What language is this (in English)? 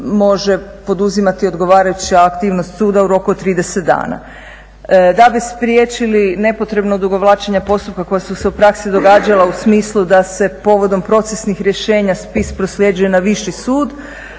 Croatian